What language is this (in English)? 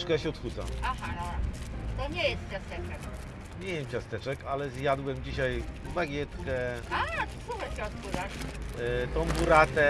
Polish